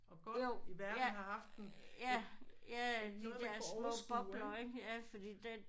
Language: Danish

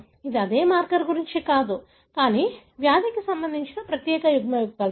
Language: Telugu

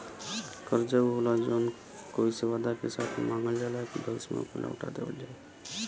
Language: Bhojpuri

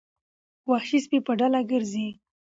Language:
Pashto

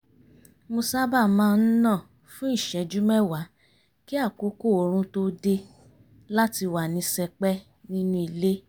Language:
Yoruba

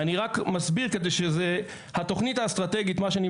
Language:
Hebrew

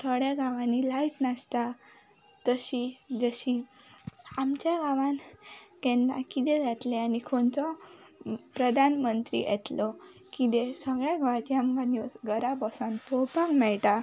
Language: Konkani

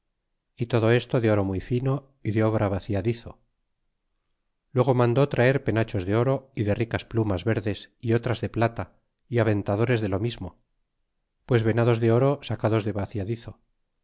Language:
Spanish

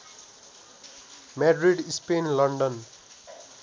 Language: Nepali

